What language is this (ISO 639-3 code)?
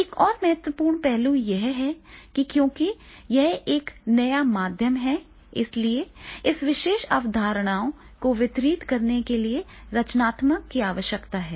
hin